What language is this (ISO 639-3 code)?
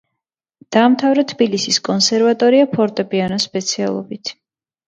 kat